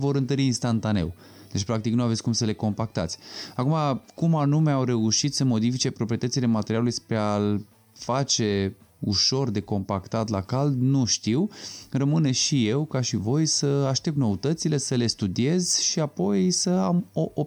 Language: Romanian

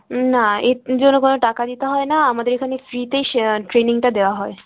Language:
Bangla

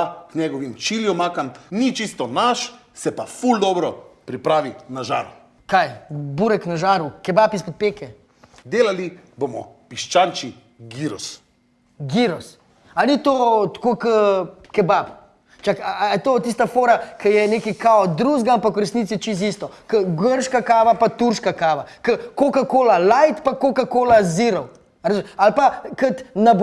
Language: Slovenian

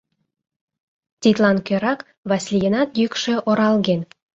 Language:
Mari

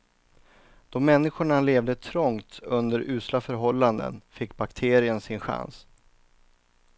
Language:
Swedish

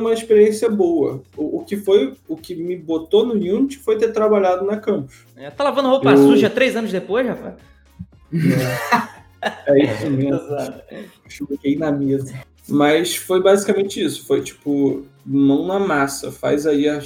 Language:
Portuguese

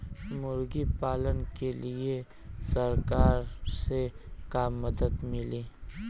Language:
Bhojpuri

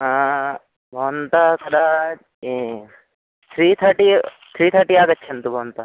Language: Sanskrit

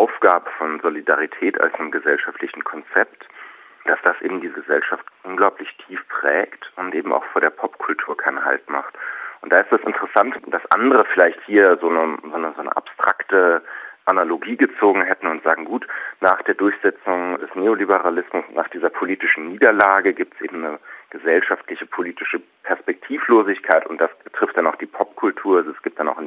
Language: German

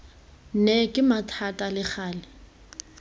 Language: Tswana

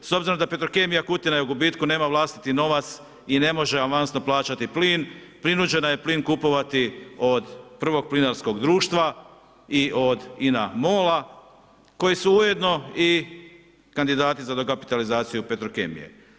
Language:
Croatian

